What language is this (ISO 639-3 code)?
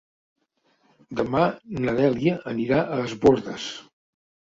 cat